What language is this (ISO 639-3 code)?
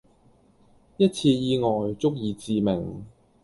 yue